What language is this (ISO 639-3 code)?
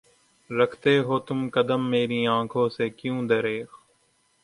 urd